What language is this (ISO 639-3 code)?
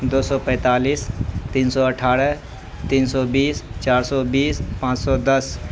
urd